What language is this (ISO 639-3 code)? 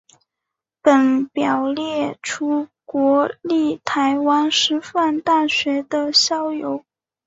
zho